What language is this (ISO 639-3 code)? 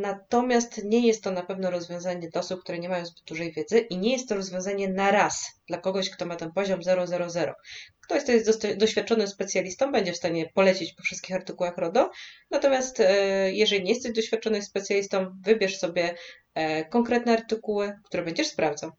pol